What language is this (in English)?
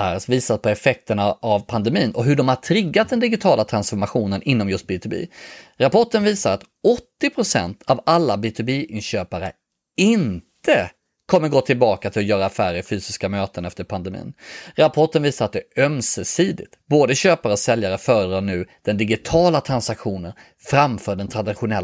Swedish